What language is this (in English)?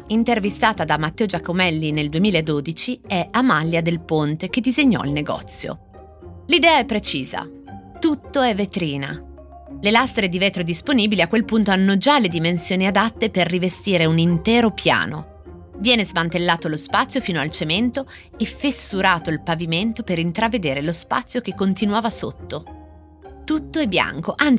Italian